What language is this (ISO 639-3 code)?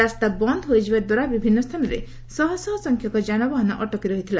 ori